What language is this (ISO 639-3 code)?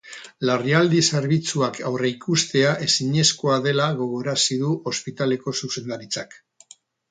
eus